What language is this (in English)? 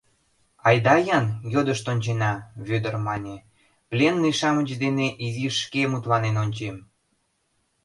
Mari